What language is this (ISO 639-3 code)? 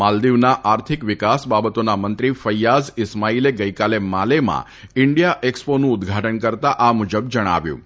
guj